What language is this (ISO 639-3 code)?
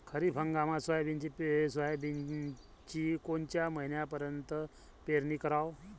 mar